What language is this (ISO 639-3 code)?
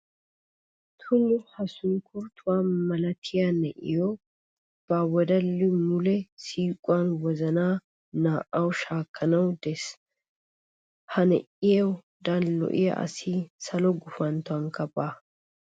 wal